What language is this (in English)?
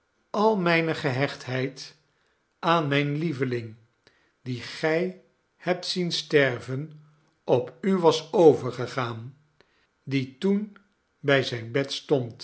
Dutch